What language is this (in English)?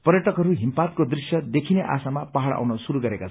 Nepali